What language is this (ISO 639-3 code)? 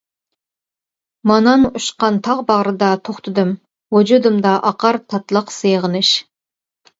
uig